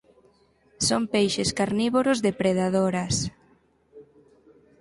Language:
Galician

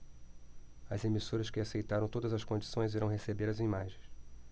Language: Portuguese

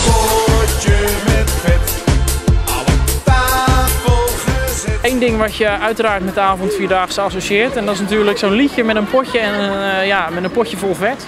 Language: Dutch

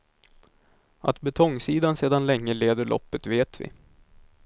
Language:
Swedish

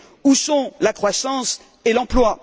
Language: French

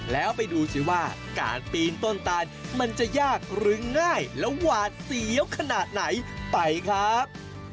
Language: Thai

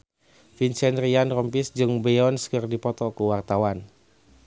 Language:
Sundanese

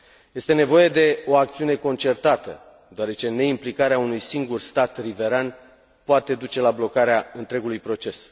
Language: Romanian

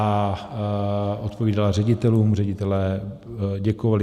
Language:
Czech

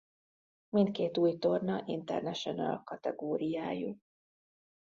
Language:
Hungarian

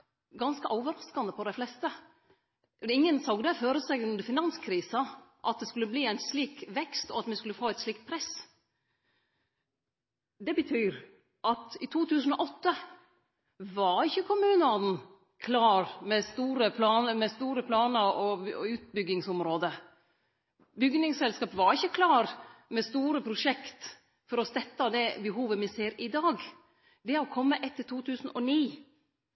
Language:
Norwegian Nynorsk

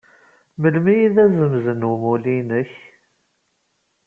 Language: Kabyle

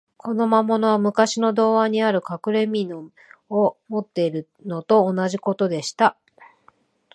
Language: Japanese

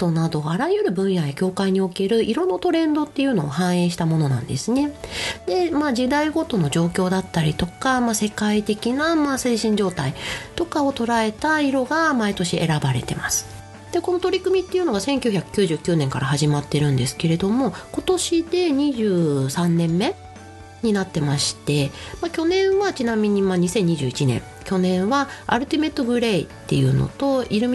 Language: Japanese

